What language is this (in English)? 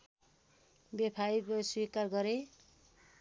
Nepali